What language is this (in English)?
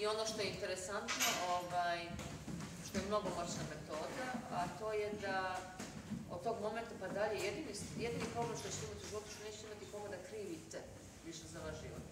Dutch